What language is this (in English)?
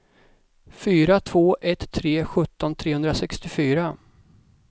Swedish